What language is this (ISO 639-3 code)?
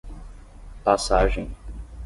por